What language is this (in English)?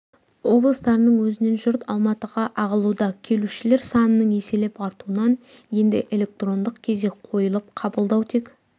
Kazakh